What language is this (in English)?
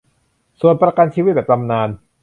Thai